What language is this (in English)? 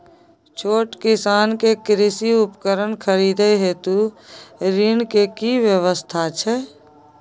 Maithili